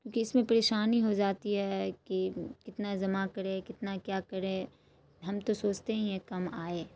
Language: Urdu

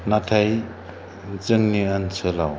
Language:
Bodo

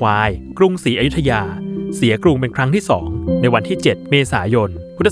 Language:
Thai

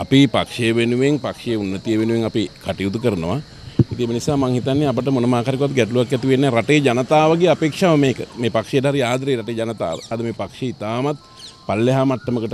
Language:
Hindi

